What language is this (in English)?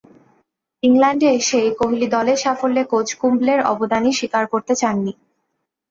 Bangla